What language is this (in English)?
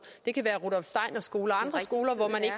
Danish